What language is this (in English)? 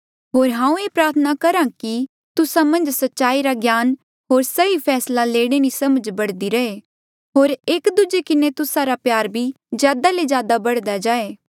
Mandeali